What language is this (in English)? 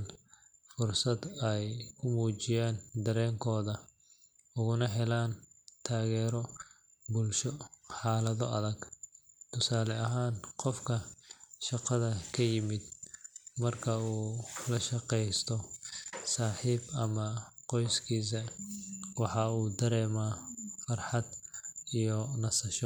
Somali